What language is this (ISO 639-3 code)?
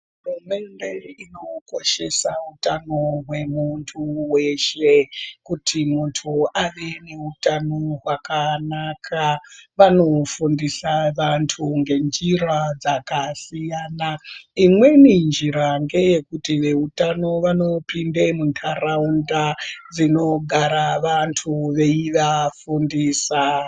ndc